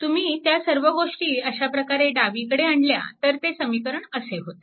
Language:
Marathi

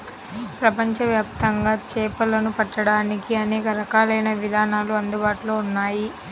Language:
Telugu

